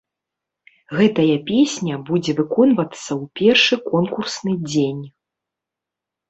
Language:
Belarusian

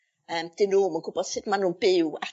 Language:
Welsh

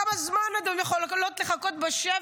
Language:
Hebrew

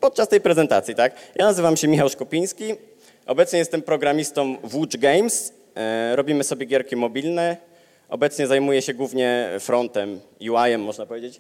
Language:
Polish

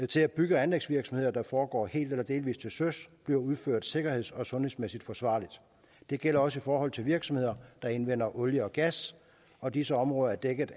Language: Danish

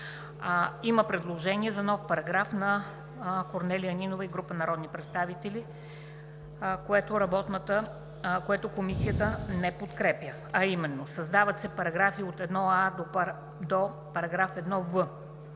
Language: Bulgarian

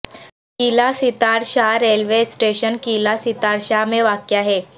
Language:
Urdu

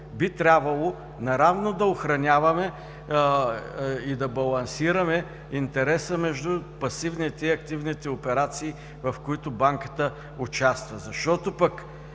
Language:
Bulgarian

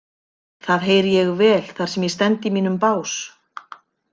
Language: Icelandic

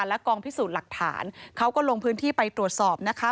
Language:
Thai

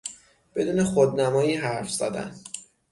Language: Persian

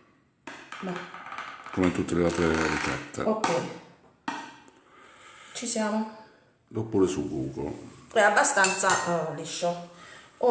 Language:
Italian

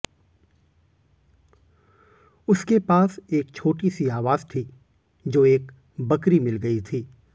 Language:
Hindi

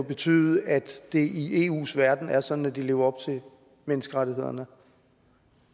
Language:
Danish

